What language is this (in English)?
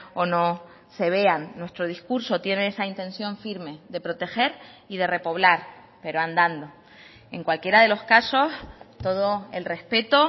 Spanish